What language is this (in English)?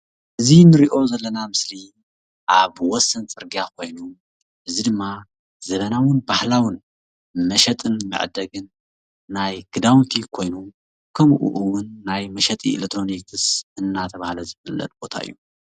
Tigrinya